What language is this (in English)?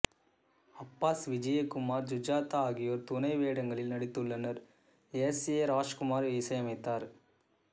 Tamil